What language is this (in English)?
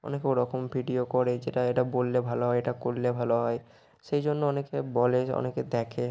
Bangla